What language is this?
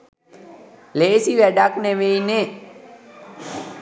Sinhala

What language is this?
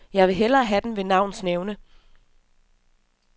Danish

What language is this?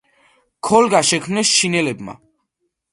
Georgian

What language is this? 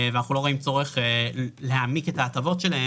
Hebrew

